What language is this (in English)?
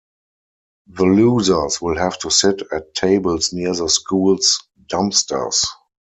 English